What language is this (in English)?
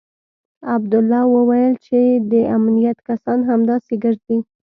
Pashto